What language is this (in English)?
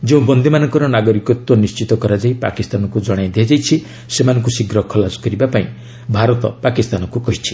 Odia